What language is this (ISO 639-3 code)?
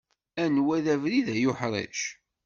kab